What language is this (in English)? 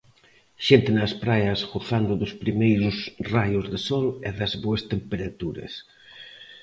Galician